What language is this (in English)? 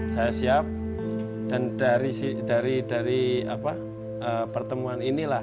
Indonesian